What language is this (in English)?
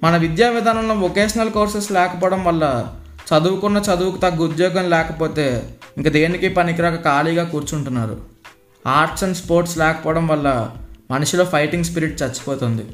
Telugu